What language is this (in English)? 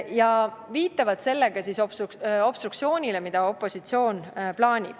Estonian